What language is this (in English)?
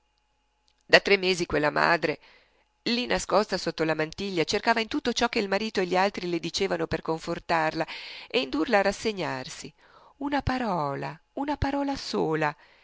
Italian